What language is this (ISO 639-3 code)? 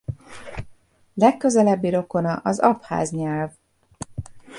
hun